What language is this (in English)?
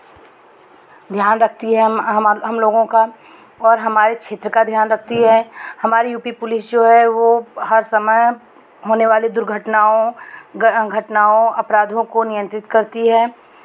Hindi